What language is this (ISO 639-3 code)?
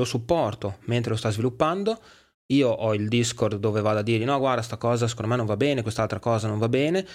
ita